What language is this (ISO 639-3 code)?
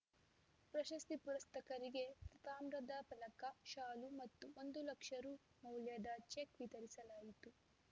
kan